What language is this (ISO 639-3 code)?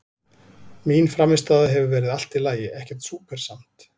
isl